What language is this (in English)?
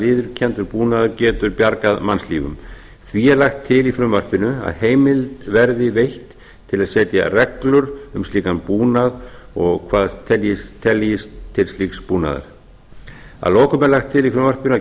Icelandic